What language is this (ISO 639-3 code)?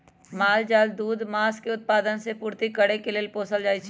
mag